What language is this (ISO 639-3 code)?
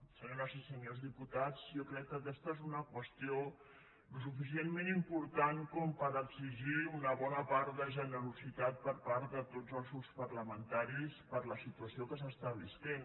cat